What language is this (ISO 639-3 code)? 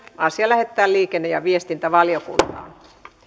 fin